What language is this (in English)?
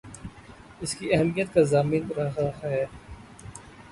Urdu